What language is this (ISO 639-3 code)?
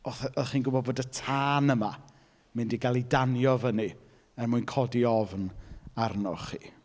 cym